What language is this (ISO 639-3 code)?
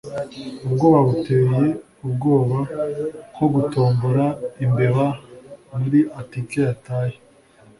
kin